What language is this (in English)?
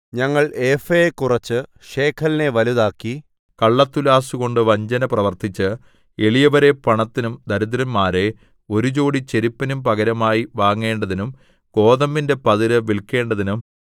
Malayalam